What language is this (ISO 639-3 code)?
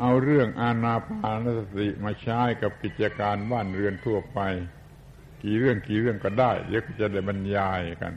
tha